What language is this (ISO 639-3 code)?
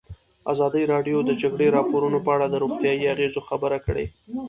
pus